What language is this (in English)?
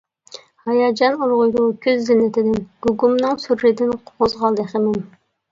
Uyghur